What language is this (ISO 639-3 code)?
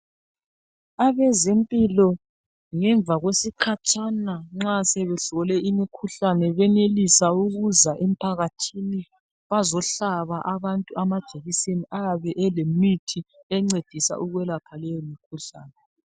nde